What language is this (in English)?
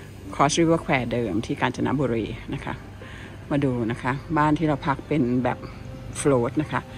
Thai